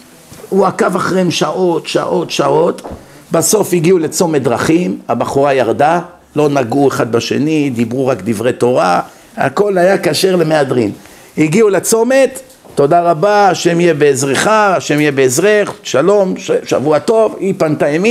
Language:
Hebrew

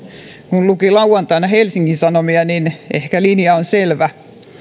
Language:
Finnish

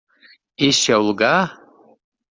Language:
Portuguese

